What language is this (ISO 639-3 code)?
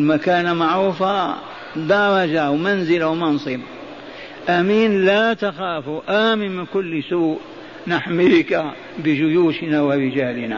ara